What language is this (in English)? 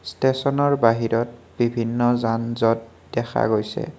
Assamese